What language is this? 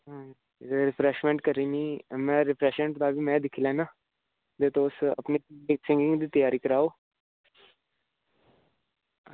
Dogri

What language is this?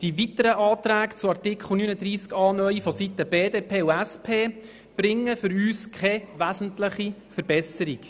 Swiss German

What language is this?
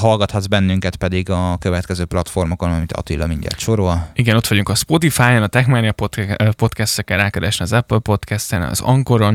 Hungarian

